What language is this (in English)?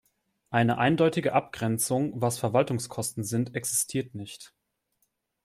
German